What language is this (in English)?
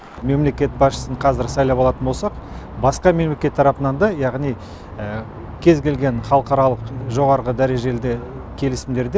Kazakh